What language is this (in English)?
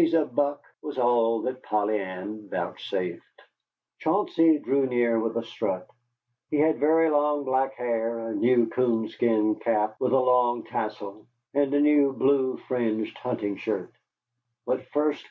English